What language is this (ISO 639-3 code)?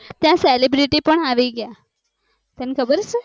guj